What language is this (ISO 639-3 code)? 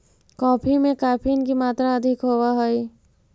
mag